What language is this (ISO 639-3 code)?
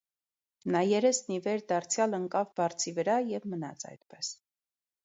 hye